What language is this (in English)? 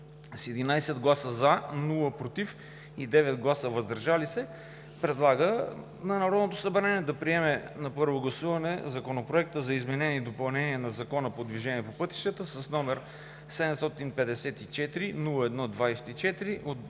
Bulgarian